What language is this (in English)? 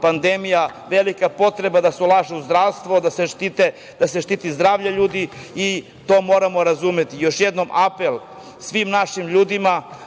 Serbian